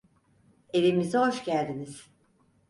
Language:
Turkish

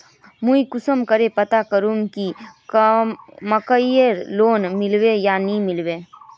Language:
Magahi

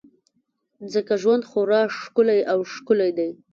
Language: Pashto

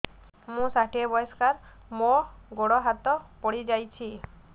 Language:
Odia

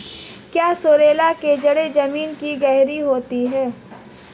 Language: Hindi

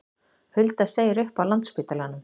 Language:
Icelandic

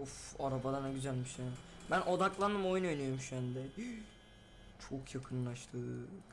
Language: Turkish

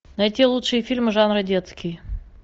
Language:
Russian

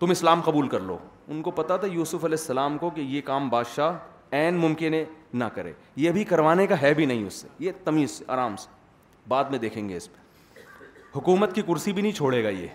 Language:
Urdu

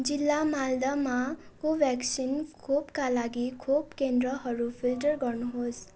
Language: Nepali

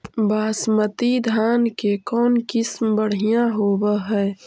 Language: Magahi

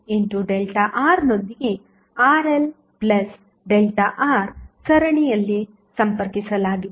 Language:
Kannada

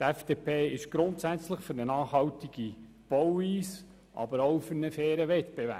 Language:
Swiss German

